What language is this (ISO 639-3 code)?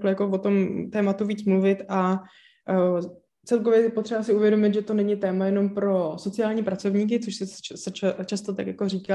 ces